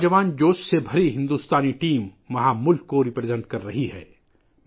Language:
Urdu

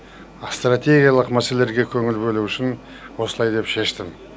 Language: Kazakh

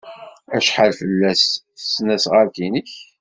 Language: Kabyle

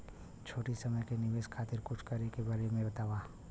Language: Bhojpuri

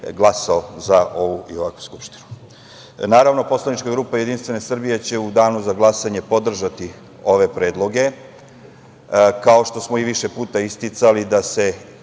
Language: Serbian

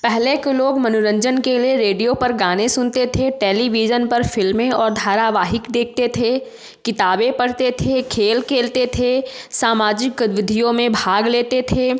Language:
Hindi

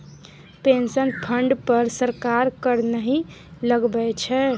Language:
Maithili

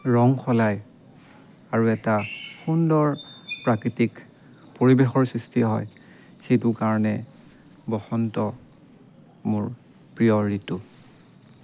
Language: Assamese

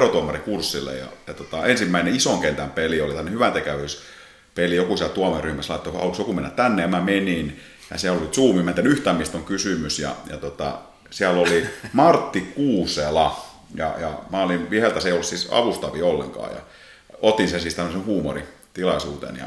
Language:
Finnish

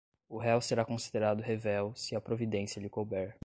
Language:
Portuguese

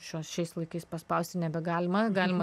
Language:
Lithuanian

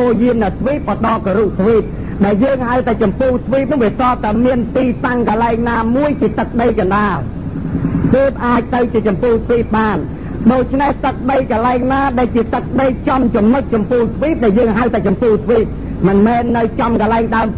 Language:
Thai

